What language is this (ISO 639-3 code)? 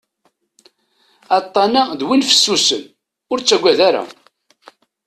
kab